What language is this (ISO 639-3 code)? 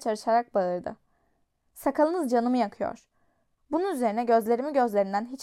tur